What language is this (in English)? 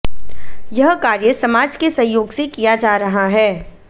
Hindi